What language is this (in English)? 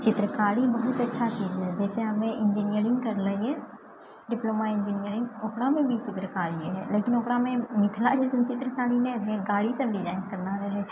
Maithili